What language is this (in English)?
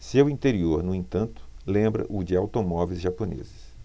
Portuguese